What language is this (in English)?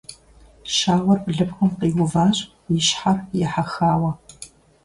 Kabardian